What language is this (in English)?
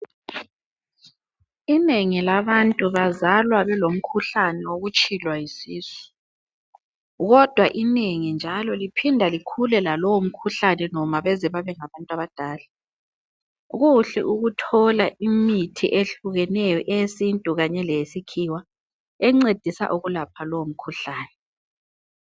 North Ndebele